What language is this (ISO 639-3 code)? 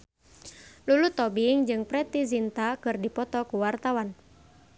sun